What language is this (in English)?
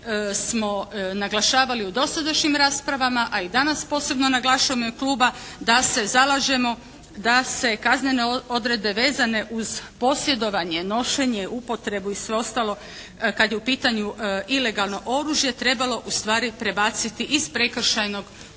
Croatian